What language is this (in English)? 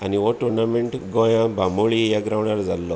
Konkani